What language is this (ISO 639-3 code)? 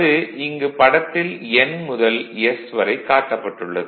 tam